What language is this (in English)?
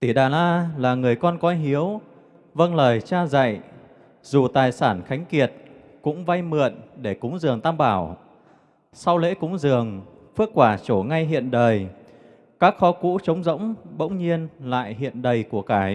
Vietnamese